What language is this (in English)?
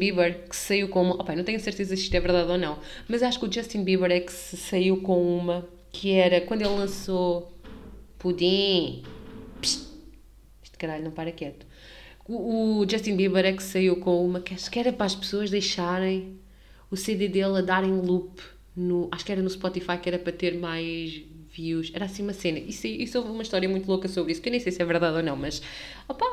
Portuguese